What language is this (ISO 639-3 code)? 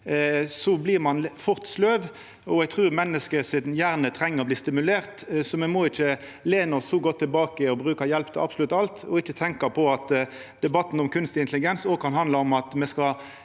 nor